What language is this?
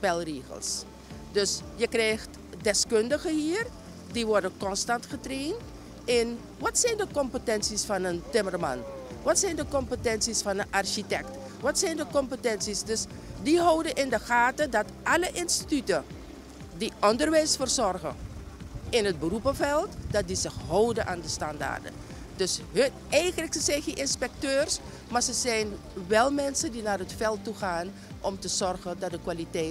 Dutch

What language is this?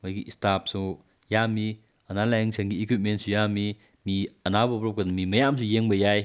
Manipuri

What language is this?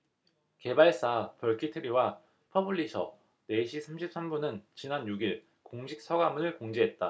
Korean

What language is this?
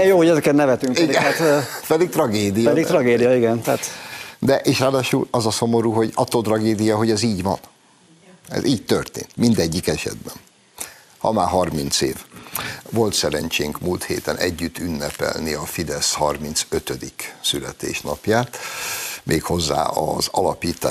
Hungarian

